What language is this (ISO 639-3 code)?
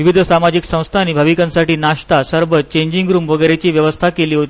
mar